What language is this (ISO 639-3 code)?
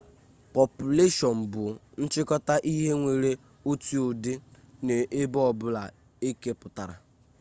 ibo